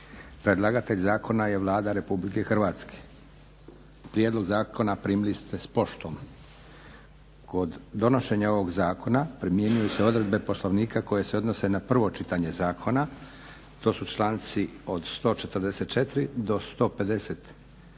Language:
Croatian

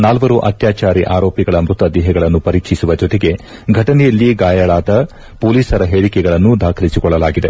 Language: Kannada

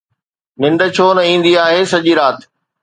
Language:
Sindhi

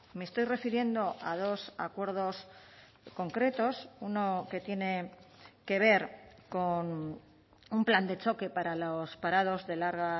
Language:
Spanish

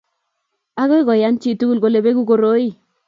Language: Kalenjin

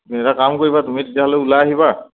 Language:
Assamese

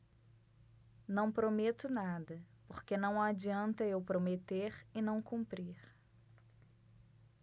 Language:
Portuguese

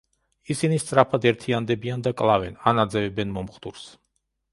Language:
Georgian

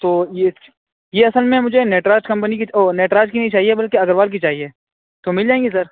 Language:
Urdu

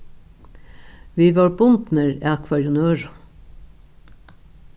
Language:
Faroese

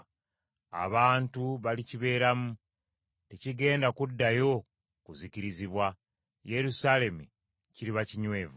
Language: Ganda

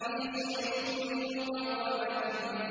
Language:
Arabic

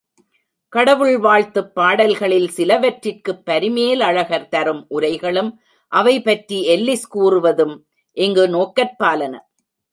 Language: Tamil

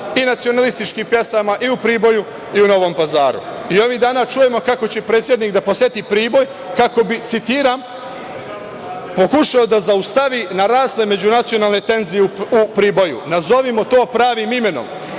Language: Serbian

